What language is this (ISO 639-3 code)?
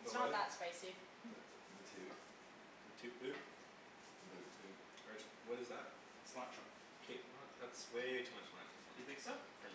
eng